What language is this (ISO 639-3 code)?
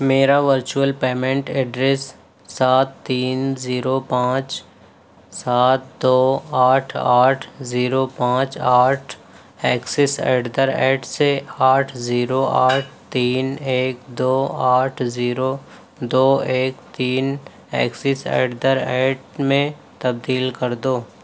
urd